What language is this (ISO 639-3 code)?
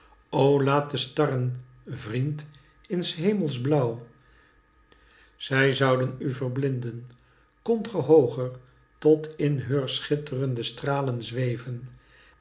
nld